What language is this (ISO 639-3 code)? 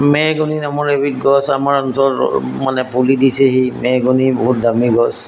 asm